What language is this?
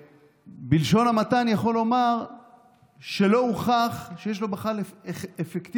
Hebrew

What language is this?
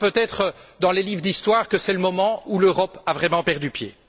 French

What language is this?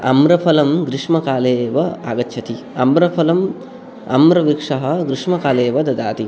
Sanskrit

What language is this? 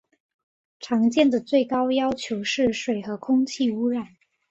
Chinese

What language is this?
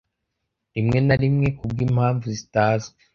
Kinyarwanda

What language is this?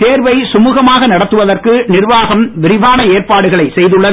Tamil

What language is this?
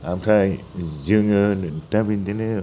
Bodo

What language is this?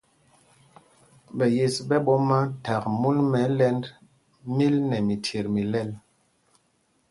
Mpumpong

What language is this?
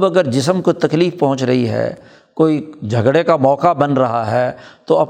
Urdu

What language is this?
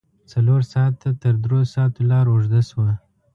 Pashto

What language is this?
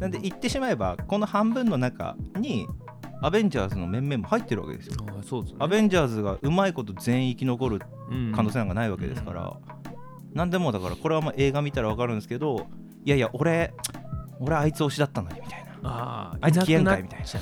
Japanese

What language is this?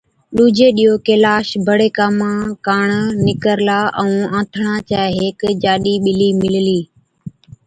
Od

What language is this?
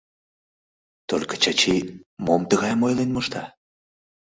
Mari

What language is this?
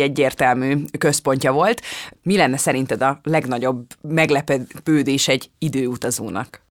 Hungarian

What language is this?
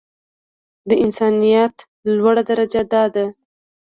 Pashto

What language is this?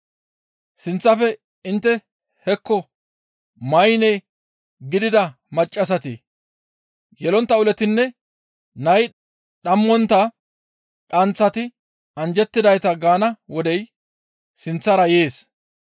Gamo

